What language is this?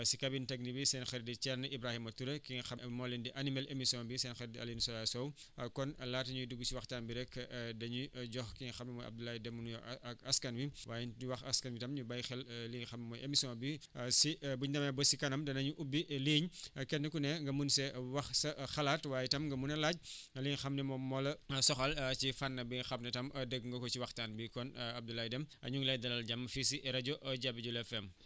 Wolof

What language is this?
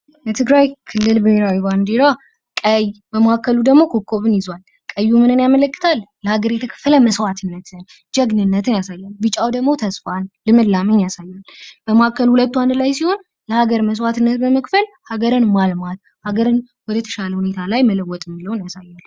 Amharic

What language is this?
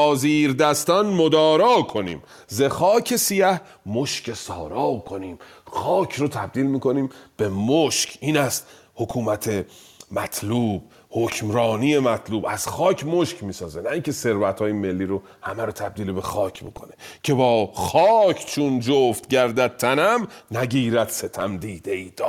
Persian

